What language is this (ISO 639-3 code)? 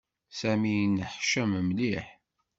kab